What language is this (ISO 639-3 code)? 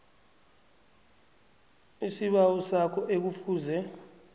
nbl